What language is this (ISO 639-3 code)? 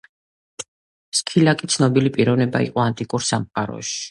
kat